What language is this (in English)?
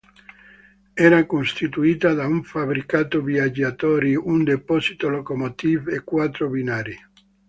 Italian